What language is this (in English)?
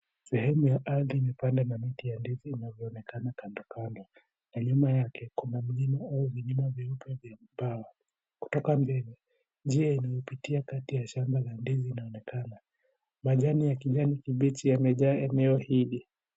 Swahili